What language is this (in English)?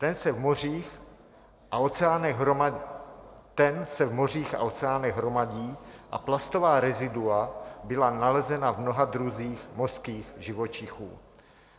Czech